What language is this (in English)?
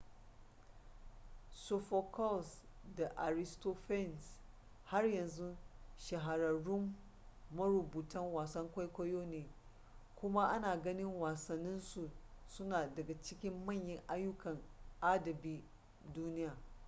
Hausa